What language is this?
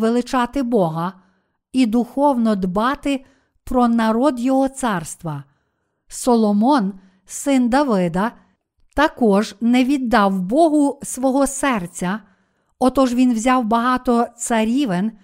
Ukrainian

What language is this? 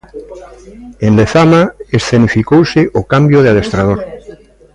Galician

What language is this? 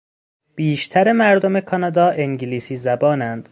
Persian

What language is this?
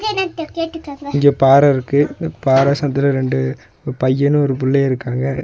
Tamil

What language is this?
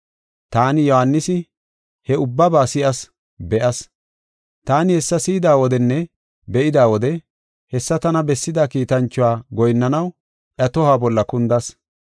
Gofa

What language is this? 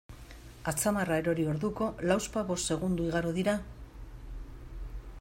Basque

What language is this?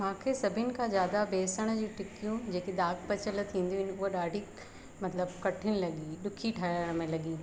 Sindhi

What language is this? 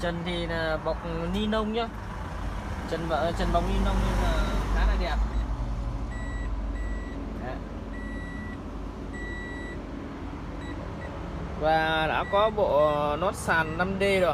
Vietnamese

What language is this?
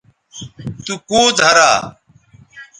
Bateri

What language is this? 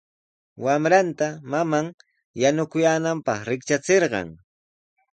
Sihuas Ancash Quechua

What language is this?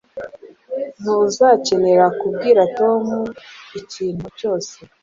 Kinyarwanda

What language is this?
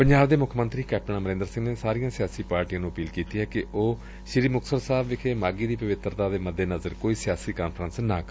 Punjabi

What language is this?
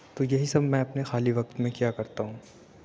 Urdu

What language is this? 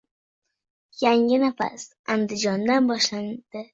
Uzbek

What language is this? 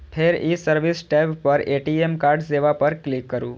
Maithili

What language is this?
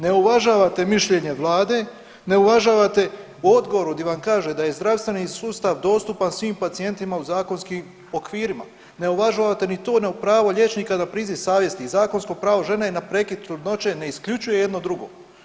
Croatian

